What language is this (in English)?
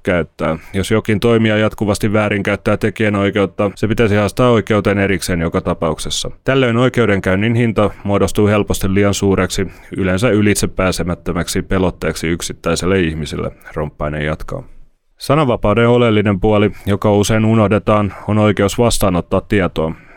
Finnish